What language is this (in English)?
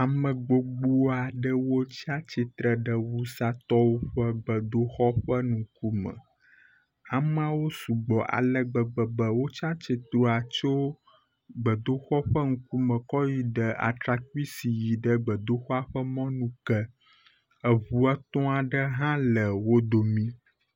Ewe